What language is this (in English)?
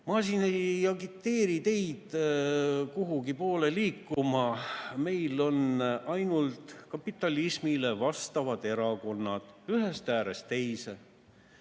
Estonian